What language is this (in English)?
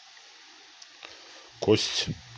Russian